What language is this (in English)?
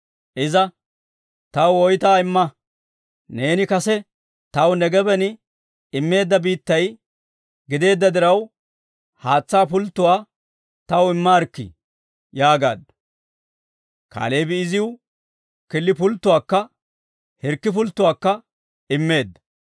Dawro